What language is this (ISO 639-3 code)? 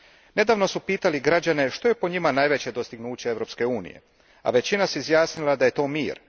hrv